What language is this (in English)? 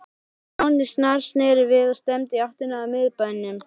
Icelandic